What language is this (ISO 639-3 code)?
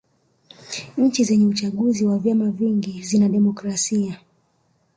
swa